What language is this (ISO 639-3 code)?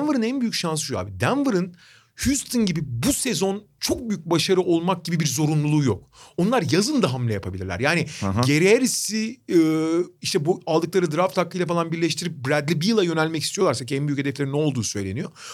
tur